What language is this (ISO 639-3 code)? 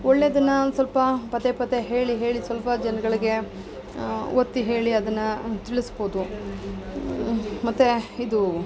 kan